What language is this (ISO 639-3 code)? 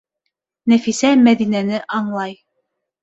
bak